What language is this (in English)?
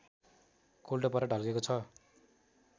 Nepali